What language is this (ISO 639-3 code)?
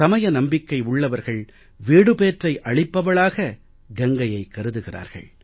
tam